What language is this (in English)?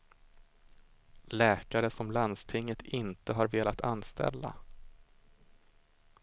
Swedish